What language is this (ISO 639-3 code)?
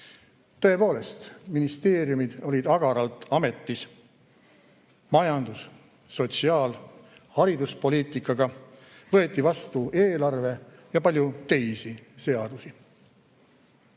est